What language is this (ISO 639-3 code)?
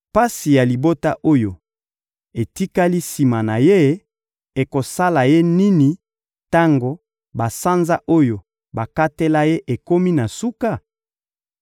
lin